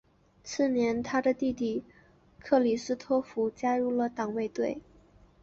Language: Chinese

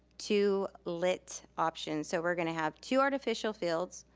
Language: English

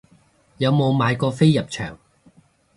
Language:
Cantonese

